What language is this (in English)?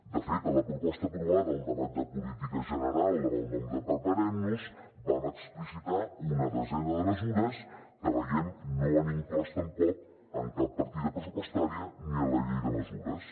Catalan